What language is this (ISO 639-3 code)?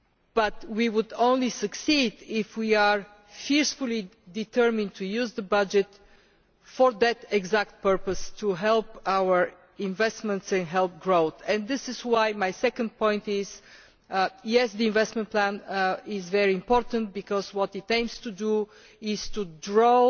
eng